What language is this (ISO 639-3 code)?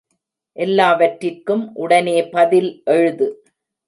tam